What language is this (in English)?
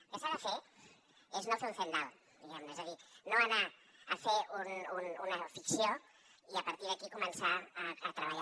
Catalan